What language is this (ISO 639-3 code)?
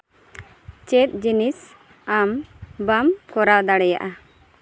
sat